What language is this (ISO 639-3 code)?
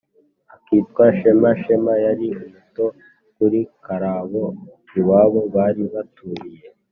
kin